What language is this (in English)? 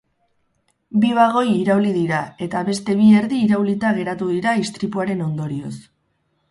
Basque